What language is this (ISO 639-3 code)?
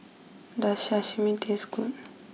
eng